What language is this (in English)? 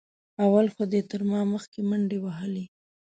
Pashto